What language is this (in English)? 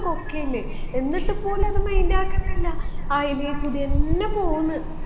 Malayalam